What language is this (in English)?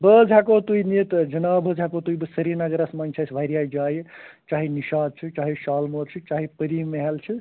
Kashmiri